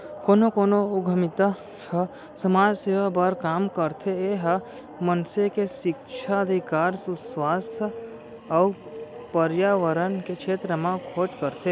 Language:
Chhattisgarhi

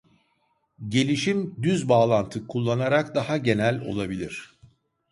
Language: Turkish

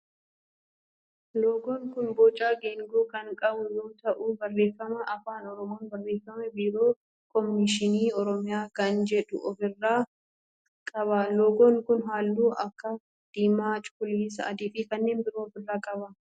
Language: Oromo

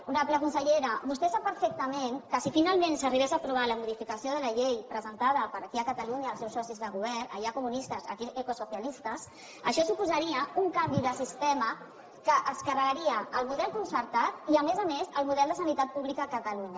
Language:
Catalan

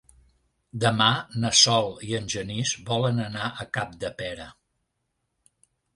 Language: Catalan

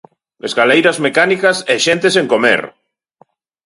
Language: Galician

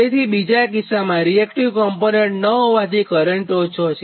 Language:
Gujarati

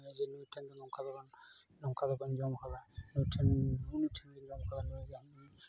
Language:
Santali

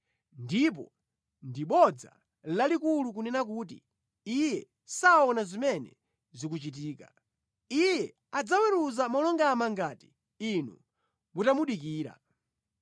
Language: Nyanja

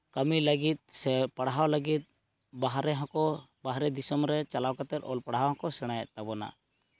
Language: Santali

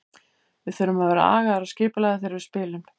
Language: Icelandic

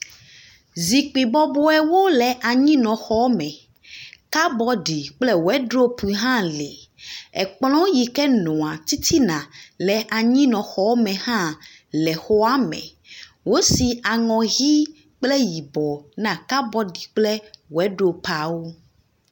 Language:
Ewe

